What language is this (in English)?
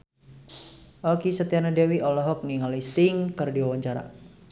Sundanese